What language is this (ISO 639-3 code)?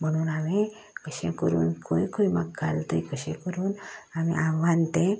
kok